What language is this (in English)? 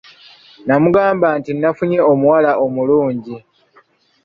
Ganda